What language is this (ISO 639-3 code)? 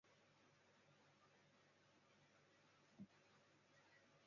zho